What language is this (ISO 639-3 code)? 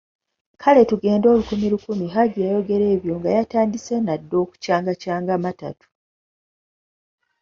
lug